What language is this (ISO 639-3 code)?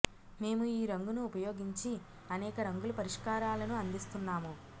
tel